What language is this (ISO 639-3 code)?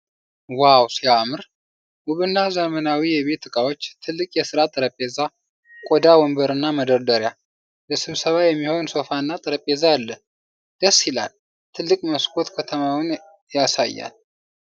amh